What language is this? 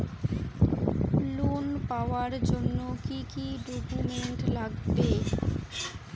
Bangla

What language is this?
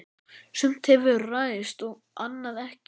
Icelandic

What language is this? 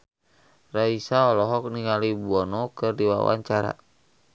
Sundanese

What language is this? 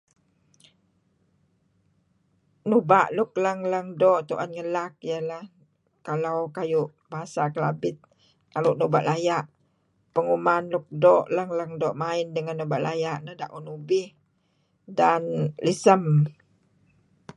Kelabit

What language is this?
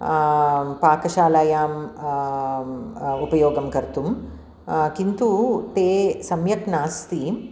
Sanskrit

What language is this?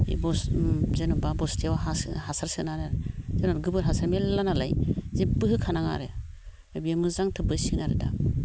Bodo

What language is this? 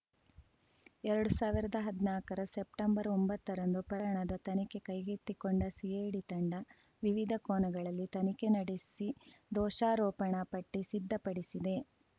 Kannada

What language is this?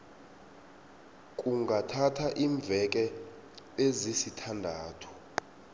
South Ndebele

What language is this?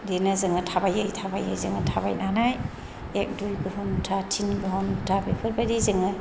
Bodo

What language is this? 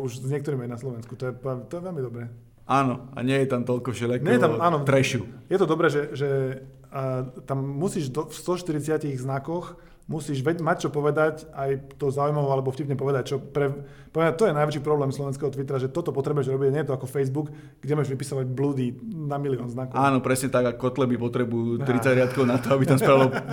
Slovak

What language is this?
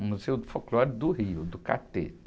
Portuguese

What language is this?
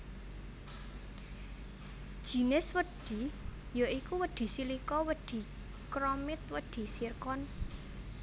Javanese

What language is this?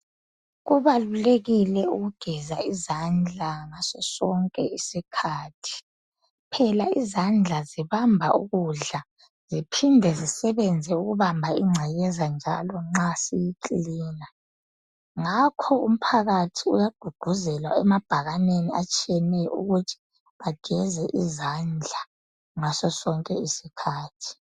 North Ndebele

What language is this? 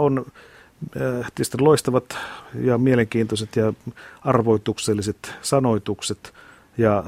Finnish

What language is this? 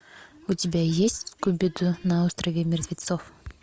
Russian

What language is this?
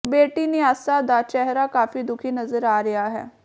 Punjabi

